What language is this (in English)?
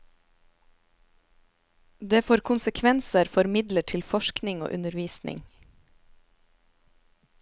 Norwegian